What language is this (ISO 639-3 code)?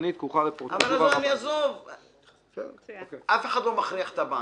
heb